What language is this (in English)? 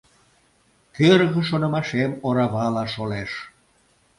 Mari